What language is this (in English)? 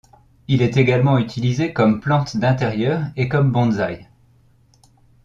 French